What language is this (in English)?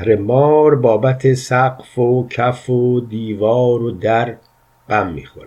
Persian